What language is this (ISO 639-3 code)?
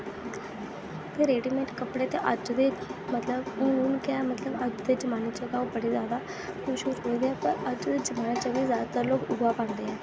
doi